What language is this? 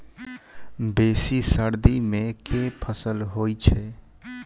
Maithili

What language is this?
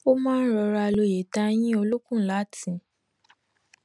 Yoruba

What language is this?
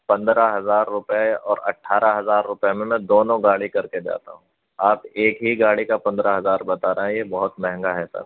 Urdu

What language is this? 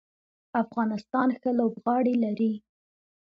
Pashto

